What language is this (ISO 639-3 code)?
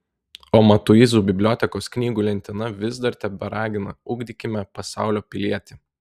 lit